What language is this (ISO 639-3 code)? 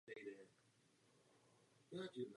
ces